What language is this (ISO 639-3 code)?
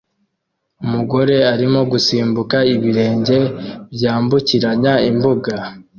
kin